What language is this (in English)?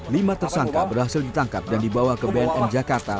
Indonesian